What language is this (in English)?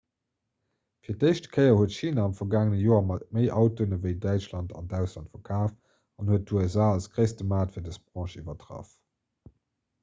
Luxembourgish